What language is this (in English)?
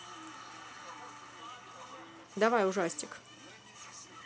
Russian